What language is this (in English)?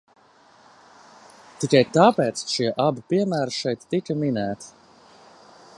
Latvian